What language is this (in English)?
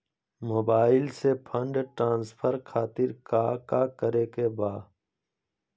Magahi